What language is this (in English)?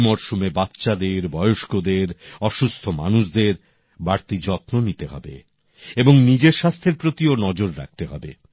Bangla